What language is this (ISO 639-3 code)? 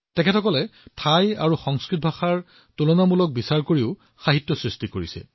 asm